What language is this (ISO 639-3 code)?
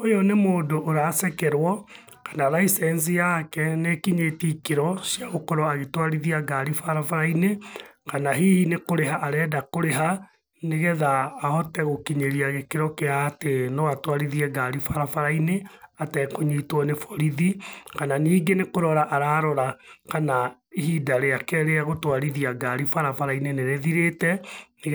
kik